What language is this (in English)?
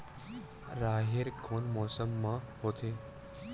Chhattisgarhi